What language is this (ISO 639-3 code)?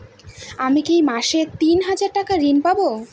ben